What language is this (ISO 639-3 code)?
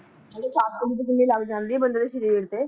pan